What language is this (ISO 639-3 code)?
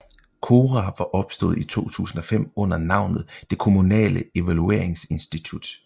dan